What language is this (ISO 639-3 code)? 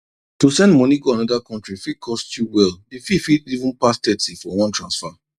pcm